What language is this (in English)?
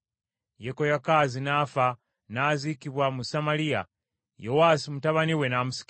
Ganda